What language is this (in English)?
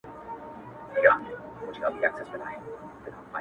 Pashto